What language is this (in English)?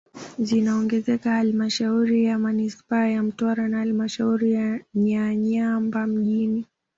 Swahili